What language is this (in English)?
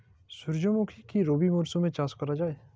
Bangla